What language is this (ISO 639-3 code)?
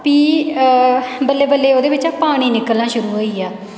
doi